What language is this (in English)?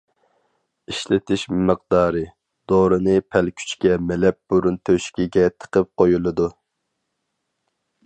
Uyghur